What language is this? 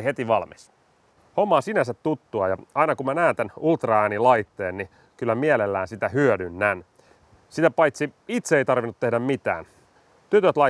Finnish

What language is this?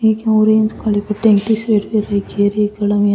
Rajasthani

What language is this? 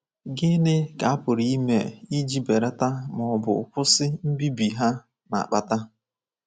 Igbo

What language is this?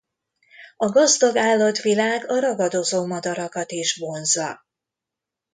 Hungarian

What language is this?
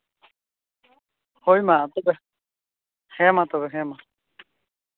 Santali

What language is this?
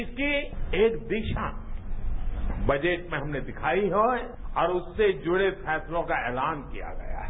Hindi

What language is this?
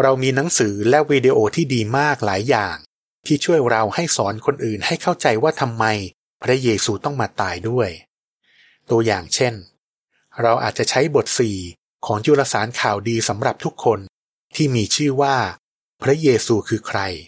Thai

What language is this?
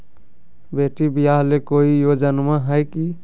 Magahi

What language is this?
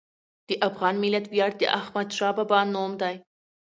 Pashto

